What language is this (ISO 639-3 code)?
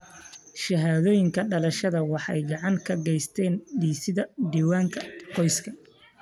som